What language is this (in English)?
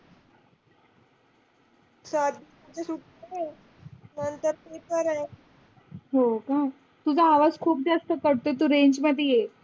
Marathi